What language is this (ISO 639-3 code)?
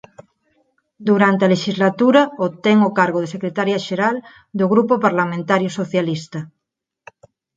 glg